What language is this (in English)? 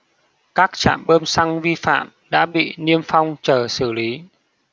Vietnamese